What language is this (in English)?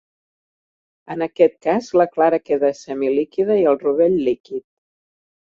Catalan